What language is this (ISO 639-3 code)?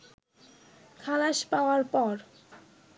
ben